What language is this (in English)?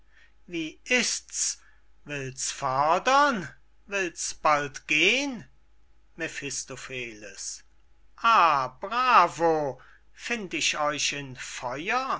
German